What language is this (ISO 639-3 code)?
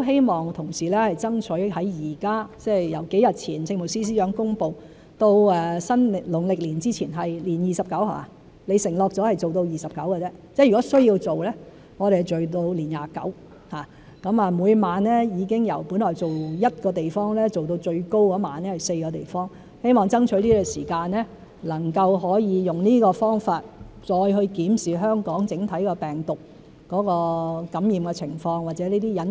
yue